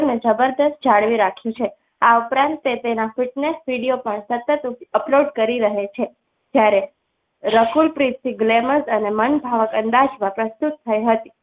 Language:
Gujarati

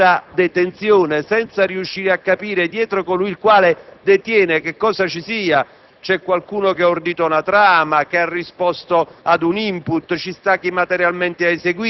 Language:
Italian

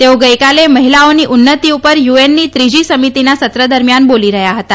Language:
Gujarati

